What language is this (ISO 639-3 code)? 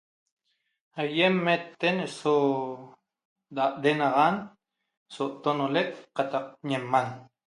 tob